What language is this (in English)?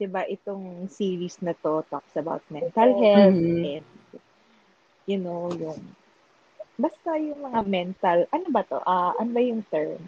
Filipino